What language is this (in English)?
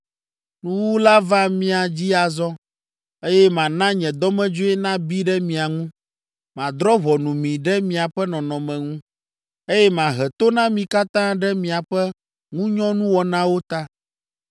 Ewe